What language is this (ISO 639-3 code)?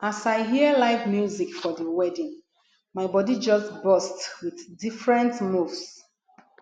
pcm